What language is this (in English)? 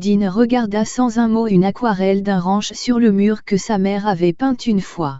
French